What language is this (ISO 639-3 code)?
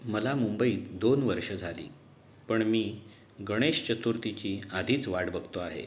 mar